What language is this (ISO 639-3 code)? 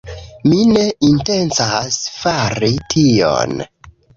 epo